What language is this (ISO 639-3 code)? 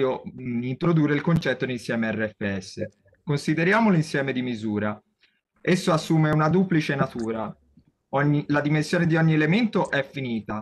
ita